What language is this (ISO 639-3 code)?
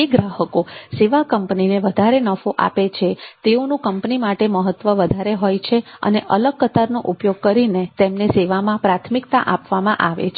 guj